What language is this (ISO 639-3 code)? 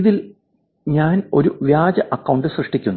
mal